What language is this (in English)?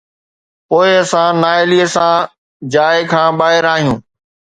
Sindhi